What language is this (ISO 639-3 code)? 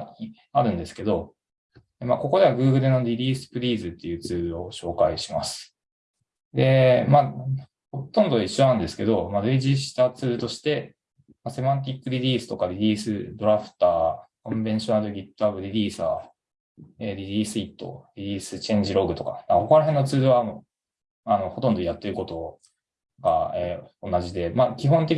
jpn